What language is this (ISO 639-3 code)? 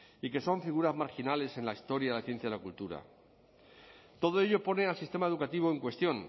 spa